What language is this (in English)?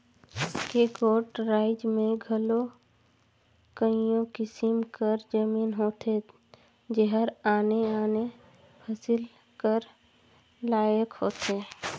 Chhattisgarhi